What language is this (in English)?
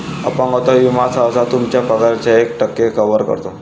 Marathi